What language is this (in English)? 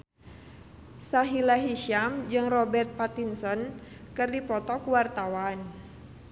Sundanese